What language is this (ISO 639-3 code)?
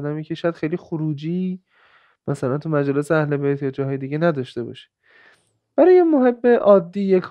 fas